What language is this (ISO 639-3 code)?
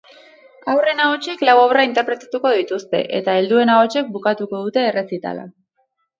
eus